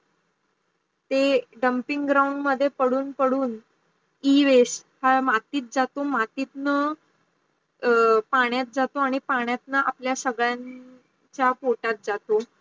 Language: Marathi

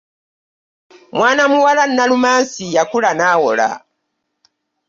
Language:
Ganda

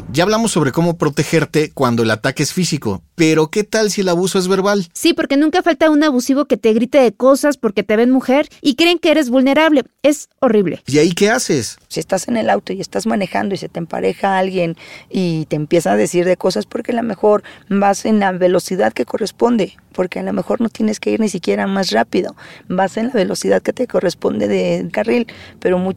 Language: Spanish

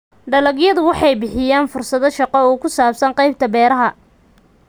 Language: Somali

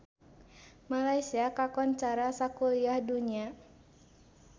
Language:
Sundanese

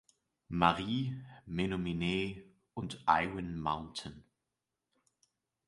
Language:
German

